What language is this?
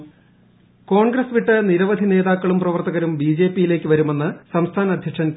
Malayalam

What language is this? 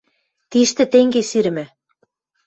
Western Mari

